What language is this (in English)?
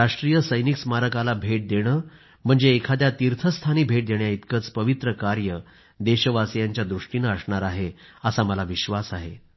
Marathi